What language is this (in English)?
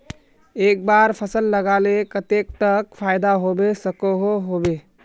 Magahi